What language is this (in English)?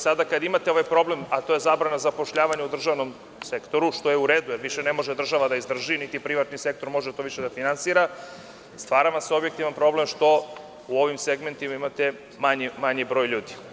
Serbian